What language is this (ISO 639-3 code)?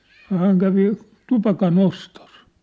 fin